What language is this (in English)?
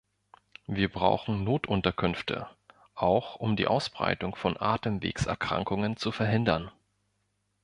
German